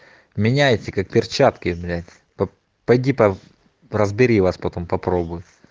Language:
Russian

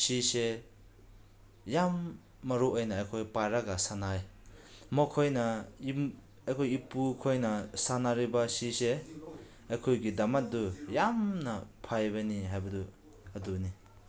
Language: Manipuri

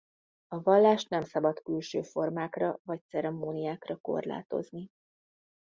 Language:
Hungarian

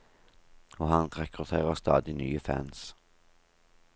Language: Norwegian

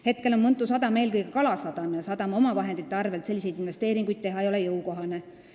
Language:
Estonian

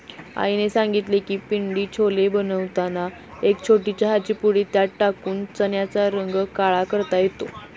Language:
Marathi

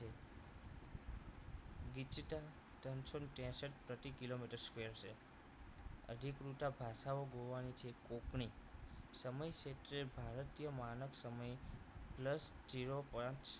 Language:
Gujarati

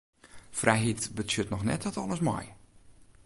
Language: Western Frisian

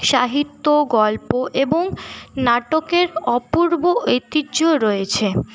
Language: Bangla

